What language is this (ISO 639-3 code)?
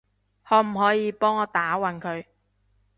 yue